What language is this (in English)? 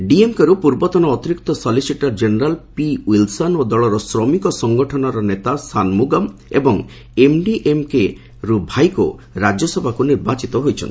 Odia